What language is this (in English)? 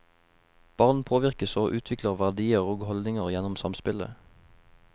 Norwegian